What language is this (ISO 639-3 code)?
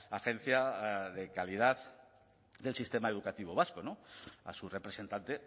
spa